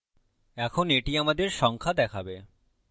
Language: Bangla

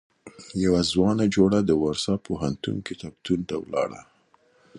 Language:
Pashto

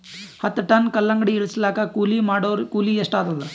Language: Kannada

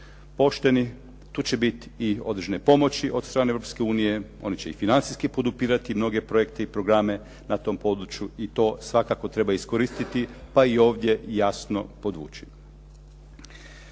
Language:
Croatian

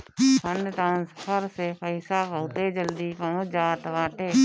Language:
Bhojpuri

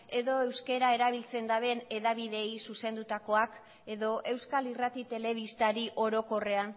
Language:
Basque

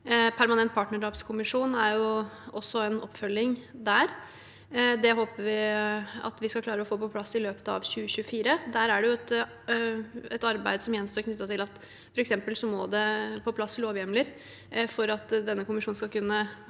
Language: Norwegian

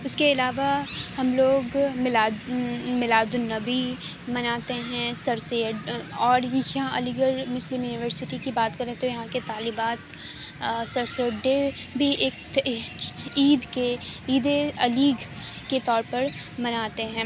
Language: Urdu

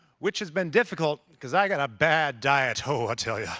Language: English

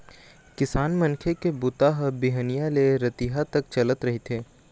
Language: Chhattisgarhi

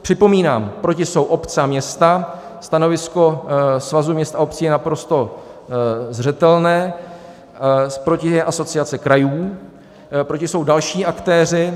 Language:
Czech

